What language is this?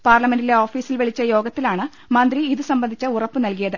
Malayalam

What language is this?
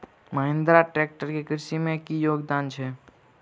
Maithili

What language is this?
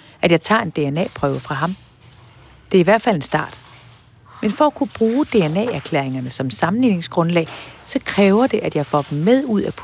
Danish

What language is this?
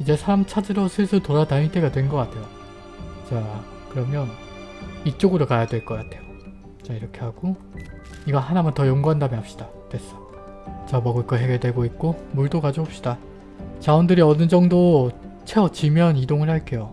Korean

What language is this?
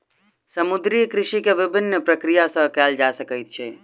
Maithili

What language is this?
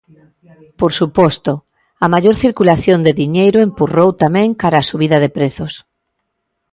Galician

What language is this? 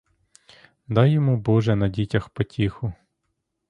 Ukrainian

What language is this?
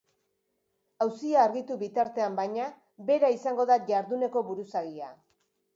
Basque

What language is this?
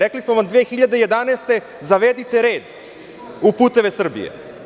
Serbian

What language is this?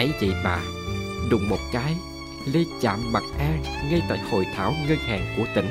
Vietnamese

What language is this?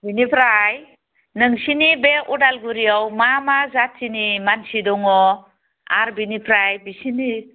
Bodo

